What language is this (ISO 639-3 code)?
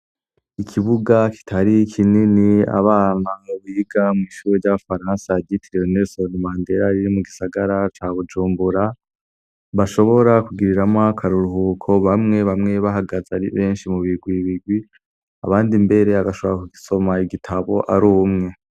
run